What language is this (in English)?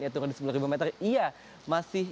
Indonesian